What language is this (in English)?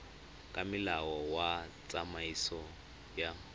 Tswana